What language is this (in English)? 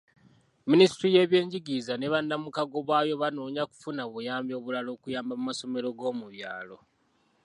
Ganda